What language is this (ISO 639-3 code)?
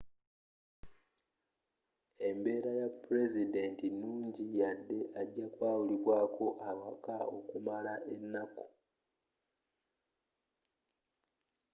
lug